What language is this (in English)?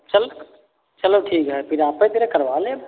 Hindi